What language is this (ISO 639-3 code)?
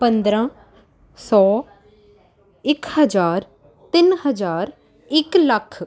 pan